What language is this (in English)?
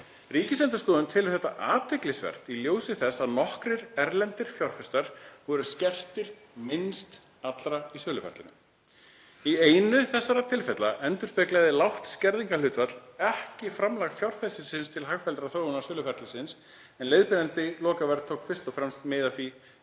Icelandic